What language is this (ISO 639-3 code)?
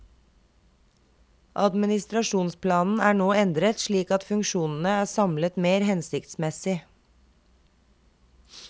nor